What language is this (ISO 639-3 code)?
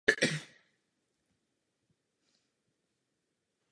ces